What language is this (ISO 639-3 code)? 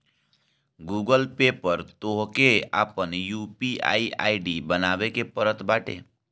bho